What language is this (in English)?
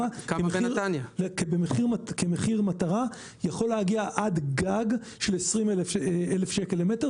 Hebrew